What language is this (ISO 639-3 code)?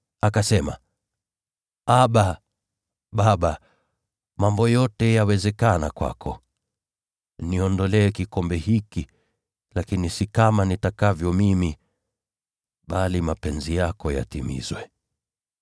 swa